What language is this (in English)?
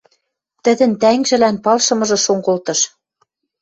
Western Mari